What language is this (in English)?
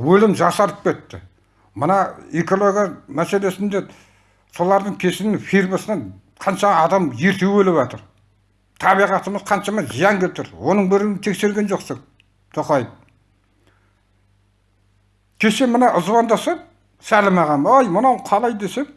Turkish